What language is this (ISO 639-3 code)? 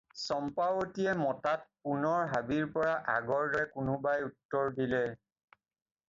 asm